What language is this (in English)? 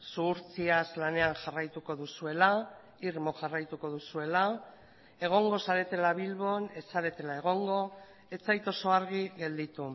Basque